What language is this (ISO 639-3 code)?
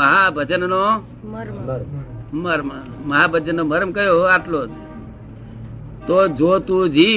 guj